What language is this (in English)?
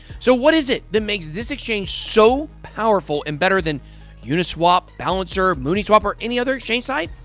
English